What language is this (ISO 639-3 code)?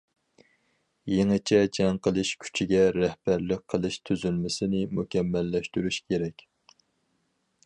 uig